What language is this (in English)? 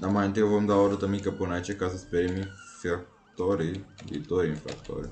Romanian